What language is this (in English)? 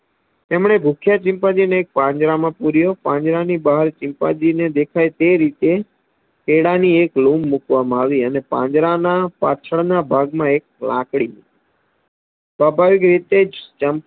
Gujarati